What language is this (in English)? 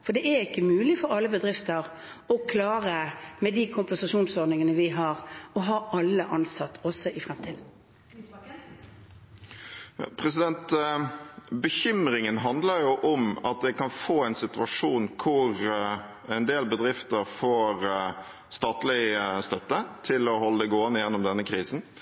Norwegian